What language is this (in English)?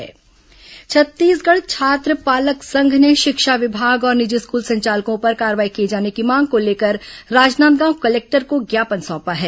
Hindi